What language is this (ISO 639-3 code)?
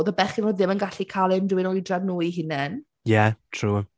cym